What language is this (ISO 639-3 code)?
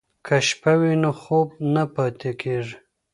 pus